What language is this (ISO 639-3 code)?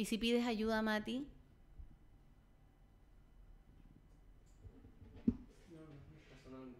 spa